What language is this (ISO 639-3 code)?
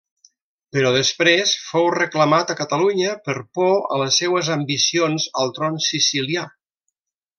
cat